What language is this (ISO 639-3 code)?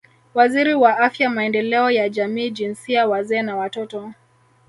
swa